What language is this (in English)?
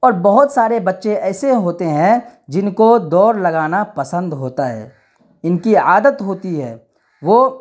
Urdu